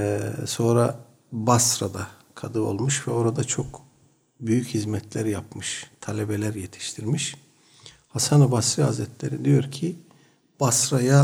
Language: Turkish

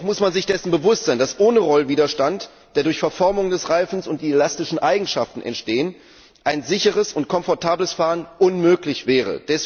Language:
German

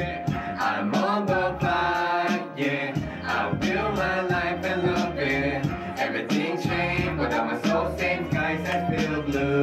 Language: Korean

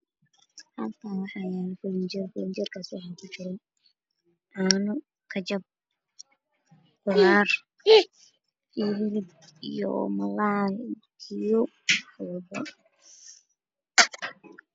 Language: Somali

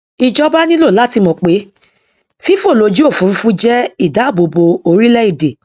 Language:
Yoruba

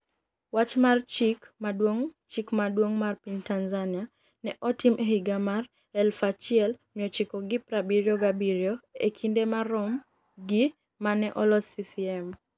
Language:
Luo (Kenya and Tanzania)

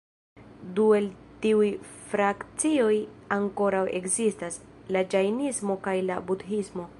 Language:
Esperanto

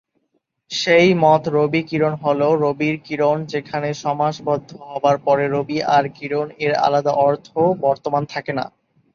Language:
Bangla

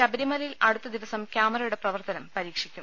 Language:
Malayalam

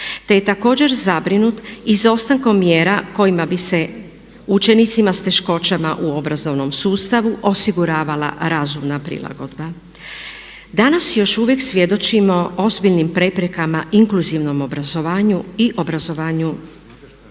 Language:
Croatian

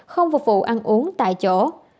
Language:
Vietnamese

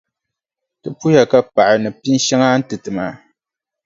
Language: Dagbani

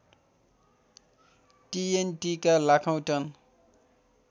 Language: Nepali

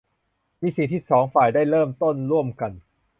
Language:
Thai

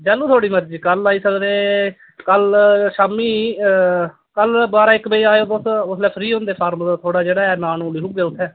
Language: Dogri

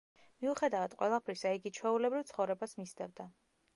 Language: Georgian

